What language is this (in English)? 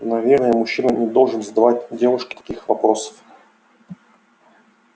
Russian